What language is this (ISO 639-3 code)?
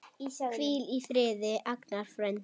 isl